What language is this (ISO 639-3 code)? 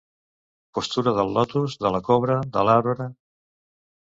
cat